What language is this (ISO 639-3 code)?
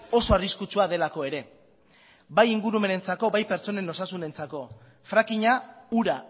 eus